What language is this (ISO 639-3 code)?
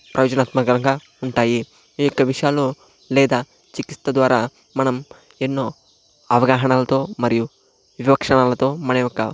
tel